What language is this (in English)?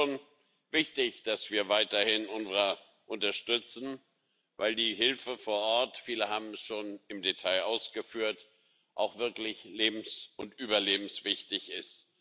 German